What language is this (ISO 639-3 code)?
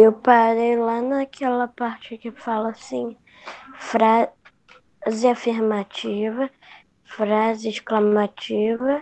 por